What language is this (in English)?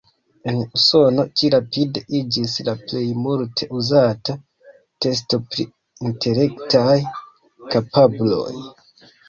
Esperanto